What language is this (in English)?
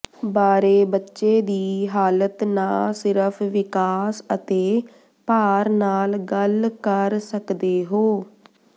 Punjabi